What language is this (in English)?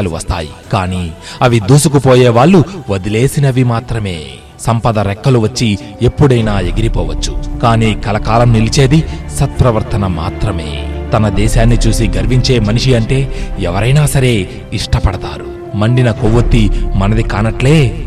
Telugu